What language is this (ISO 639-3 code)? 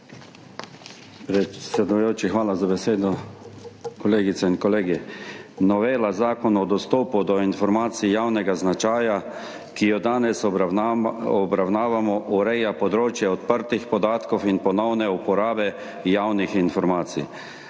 slv